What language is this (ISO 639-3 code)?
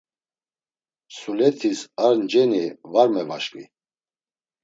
lzz